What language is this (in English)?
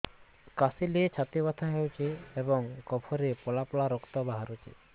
Odia